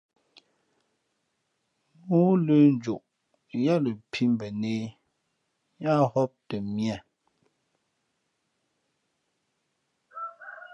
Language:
Fe'fe'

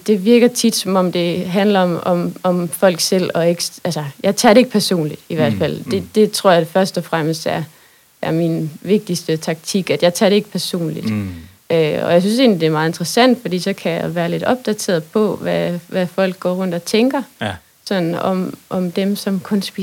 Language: Danish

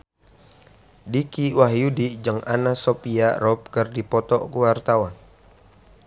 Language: Sundanese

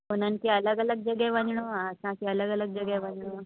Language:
Sindhi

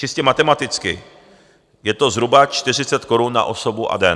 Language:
Czech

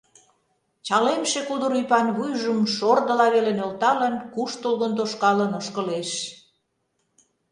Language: Mari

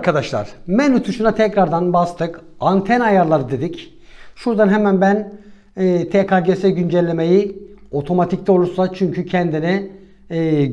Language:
Turkish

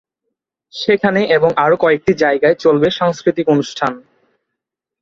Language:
Bangla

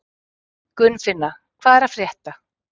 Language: Icelandic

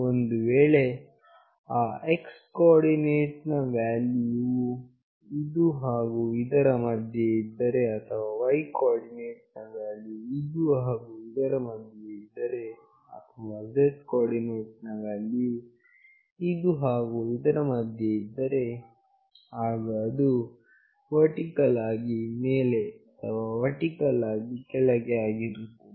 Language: Kannada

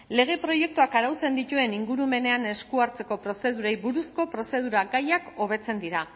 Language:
Basque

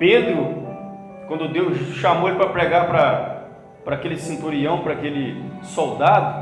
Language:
Portuguese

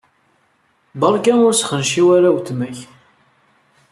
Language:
Kabyle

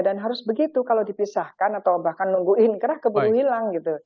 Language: Indonesian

